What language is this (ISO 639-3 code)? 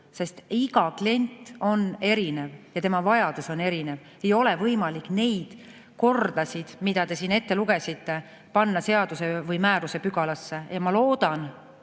est